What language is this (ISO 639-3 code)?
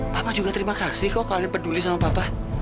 ind